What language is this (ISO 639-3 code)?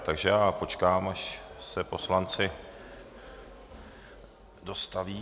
ces